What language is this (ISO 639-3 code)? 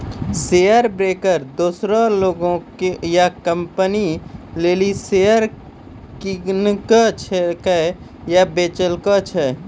mai